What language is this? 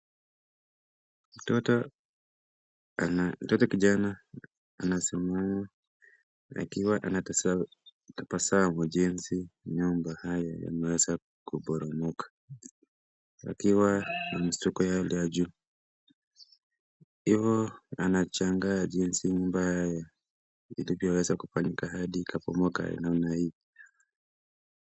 Swahili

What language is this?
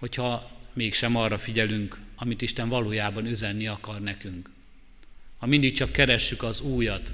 Hungarian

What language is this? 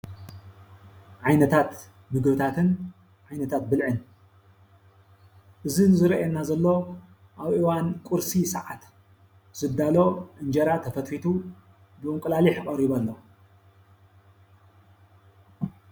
Tigrinya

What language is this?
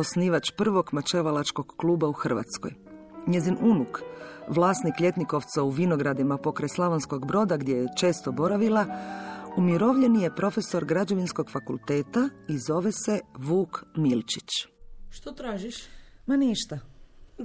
Croatian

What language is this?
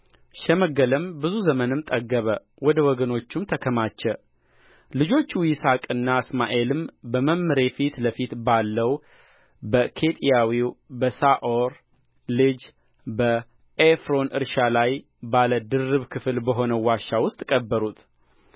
Amharic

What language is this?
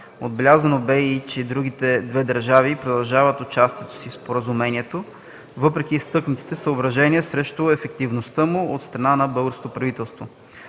Bulgarian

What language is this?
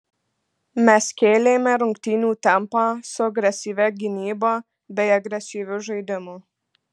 Lithuanian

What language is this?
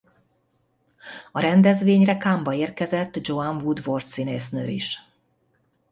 Hungarian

